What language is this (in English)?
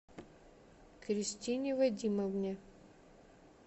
Russian